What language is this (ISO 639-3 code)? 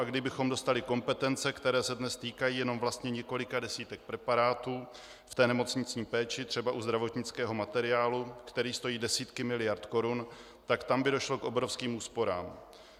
ces